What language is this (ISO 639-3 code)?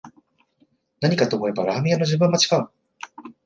jpn